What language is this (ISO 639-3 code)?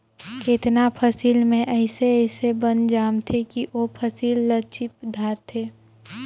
hne